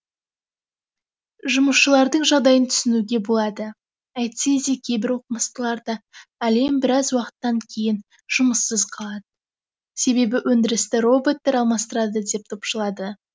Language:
Kazakh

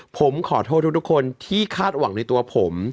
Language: Thai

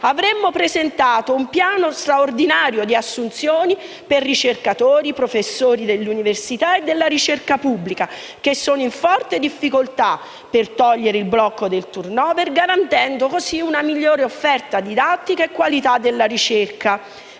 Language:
Italian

